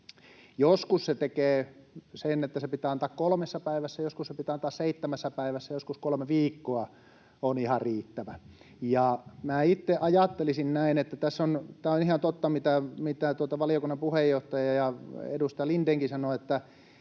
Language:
Finnish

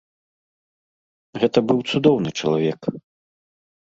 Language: Belarusian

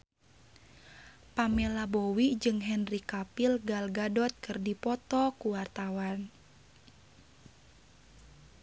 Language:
Sundanese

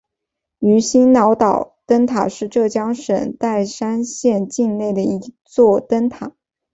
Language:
Chinese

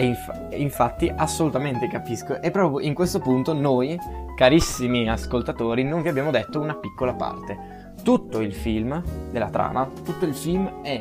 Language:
Italian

